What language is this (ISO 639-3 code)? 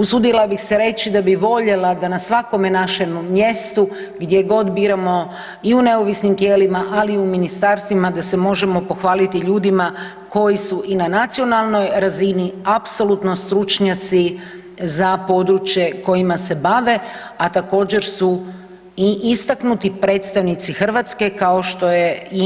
hrv